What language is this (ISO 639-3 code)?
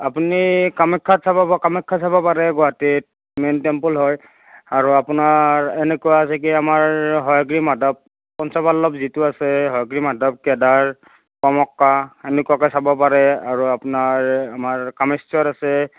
asm